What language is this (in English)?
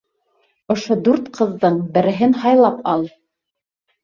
Bashkir